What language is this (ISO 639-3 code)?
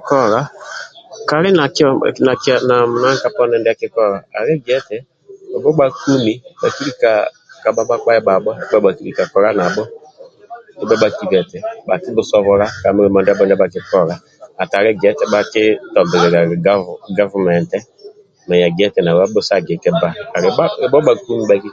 rwm